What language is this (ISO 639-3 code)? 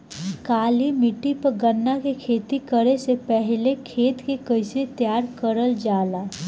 bho